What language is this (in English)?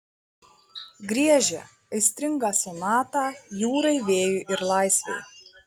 Lithuanian